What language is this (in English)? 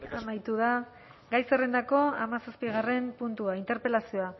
Basque